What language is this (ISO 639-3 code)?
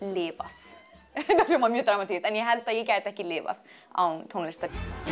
isl